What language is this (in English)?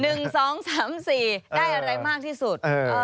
Thai